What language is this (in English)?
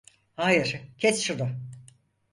Turkish